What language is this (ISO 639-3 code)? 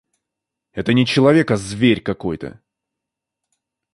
rus